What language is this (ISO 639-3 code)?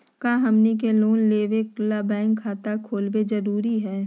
mag